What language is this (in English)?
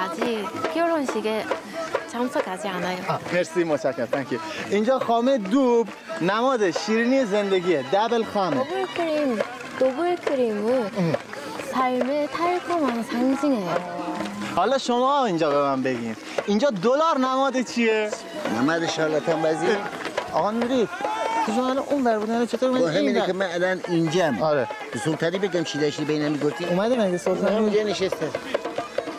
Persian